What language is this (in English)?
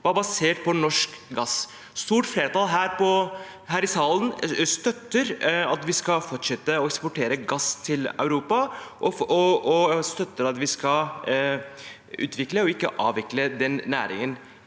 Norwegian